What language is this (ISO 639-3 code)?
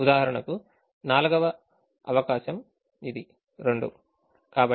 tel